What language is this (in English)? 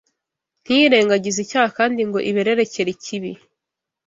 Kinyarwanda